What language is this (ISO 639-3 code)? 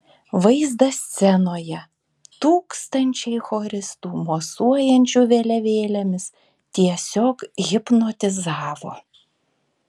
lit